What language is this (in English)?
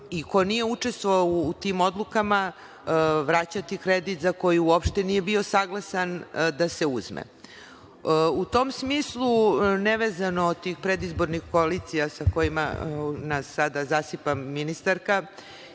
Serbian